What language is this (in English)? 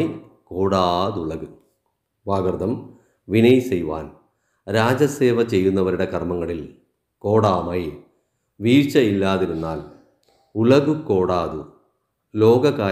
Malayalam